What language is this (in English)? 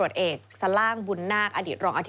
Thai